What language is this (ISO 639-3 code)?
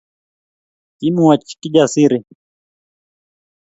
kln